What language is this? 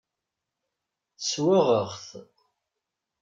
Kabyle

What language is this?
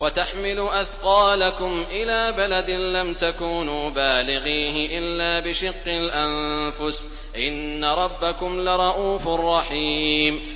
Arabic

